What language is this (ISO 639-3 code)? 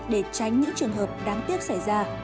vie